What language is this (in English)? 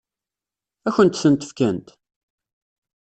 Kabyle